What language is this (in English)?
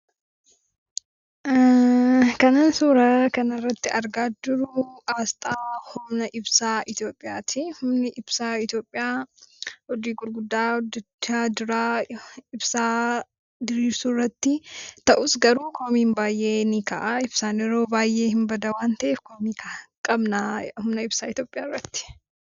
Oromo